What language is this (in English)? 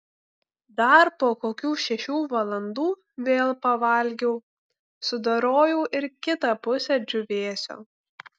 Lithuanian